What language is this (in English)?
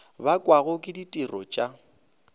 Northern Sotho